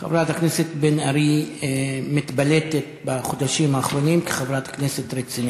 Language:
Hebrew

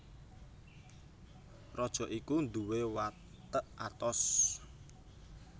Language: Javanese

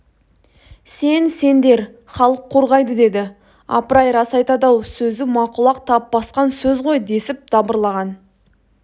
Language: Kazakh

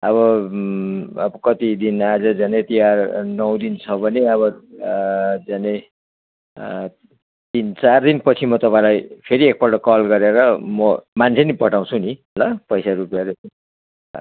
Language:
Nepali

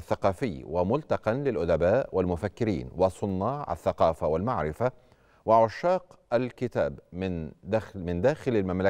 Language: Arabic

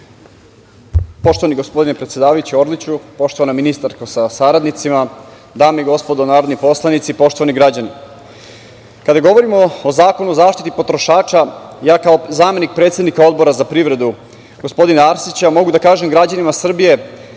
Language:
Serbian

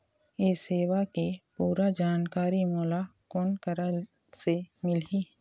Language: Chhattisgarhi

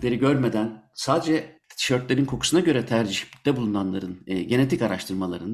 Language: Turkish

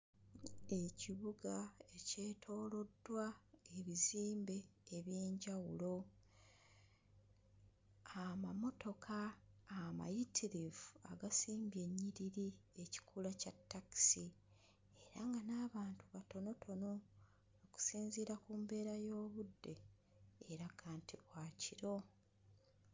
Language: Ganda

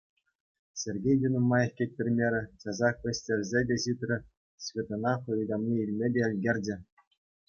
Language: Chuvash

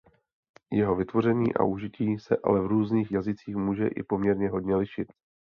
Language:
Czech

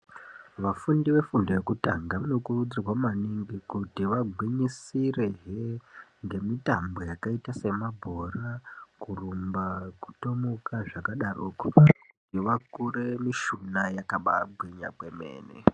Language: Ndau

